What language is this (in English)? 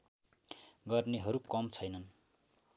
Nepali